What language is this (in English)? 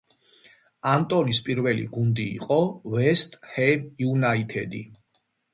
Georgian